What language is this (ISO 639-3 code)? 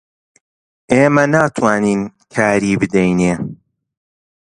ckb